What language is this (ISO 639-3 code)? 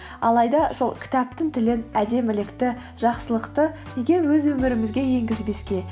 kaz